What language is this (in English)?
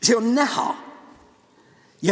Estonian